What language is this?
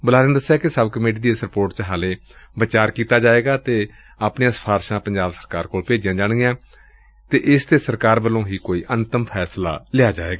Punjabi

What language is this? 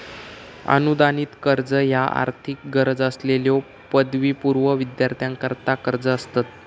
Marathi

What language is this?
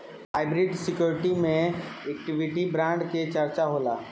Bhojpuri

